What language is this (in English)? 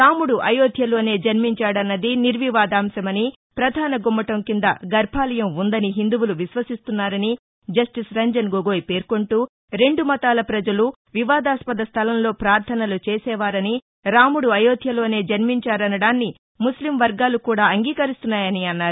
Telugu